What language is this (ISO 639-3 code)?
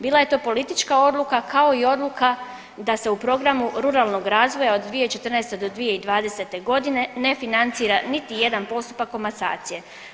hrv